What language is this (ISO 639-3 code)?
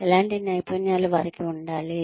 tel